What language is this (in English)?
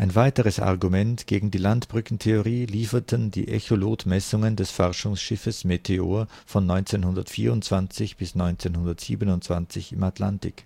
German